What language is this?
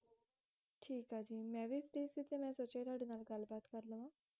Punjabi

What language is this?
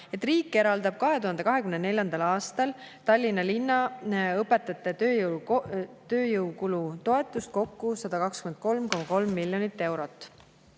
Estonian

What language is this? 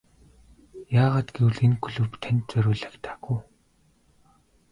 Mongolian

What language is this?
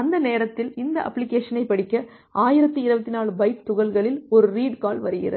Tamil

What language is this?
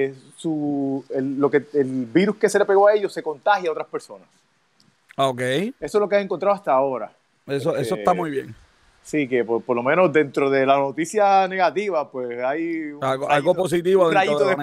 Spanish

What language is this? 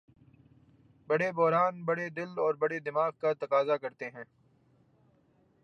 Urdu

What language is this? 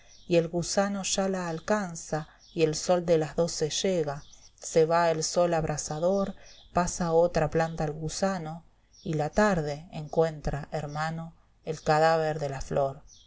Spanish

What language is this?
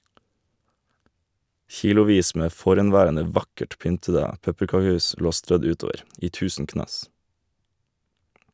Norwegian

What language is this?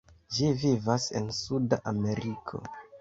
Esperanto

